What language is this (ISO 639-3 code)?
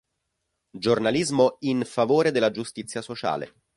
ita